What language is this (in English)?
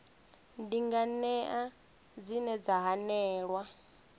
Venda